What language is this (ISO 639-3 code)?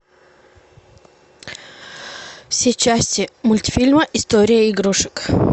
rus